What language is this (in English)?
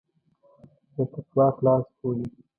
Pashto